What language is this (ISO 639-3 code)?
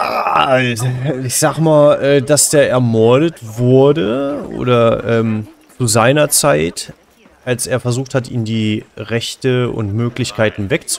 deu